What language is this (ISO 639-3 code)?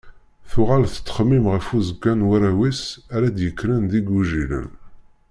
kab